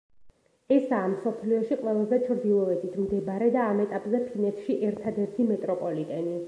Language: Georgian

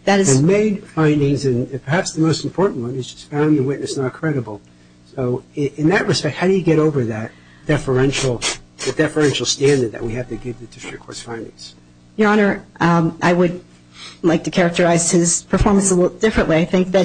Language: English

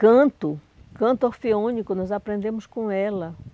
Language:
Portuguese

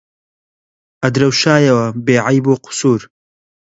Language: Central Kurdish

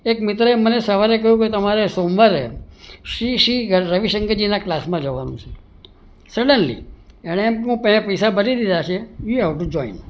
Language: Gujarati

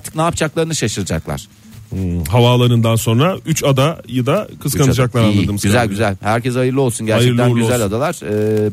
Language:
Turkish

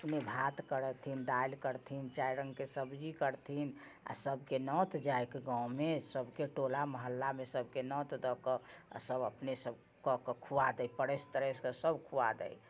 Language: Maithili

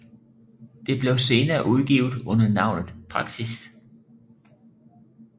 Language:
Danish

